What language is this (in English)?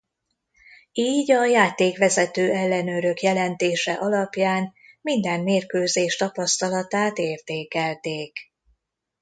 Hungarian